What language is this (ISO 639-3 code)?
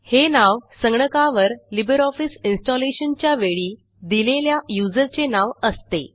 mar